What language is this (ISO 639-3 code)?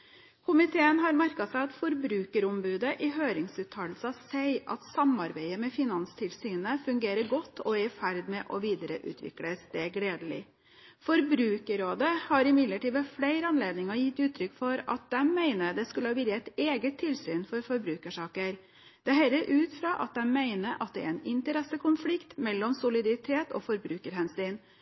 nob